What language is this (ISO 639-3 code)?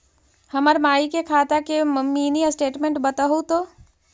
mag